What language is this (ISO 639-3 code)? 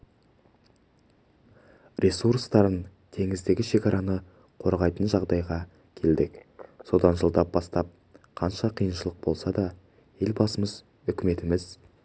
kaz